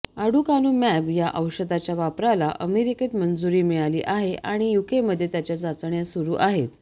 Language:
Marathi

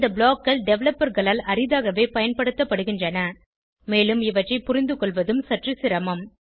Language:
Tamil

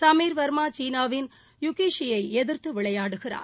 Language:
Tamil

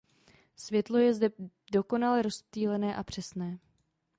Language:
Czech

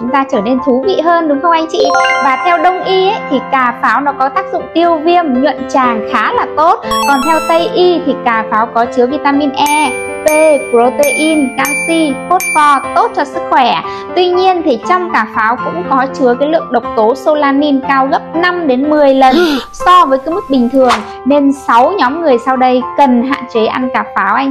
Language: Vietnamese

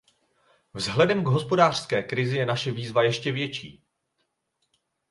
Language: Czech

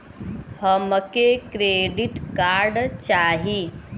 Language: Bhojpuri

